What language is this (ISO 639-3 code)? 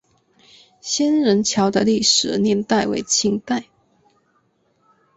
zho